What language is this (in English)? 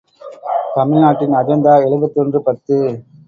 Tamil